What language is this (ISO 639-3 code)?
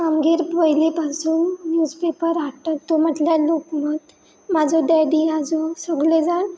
kok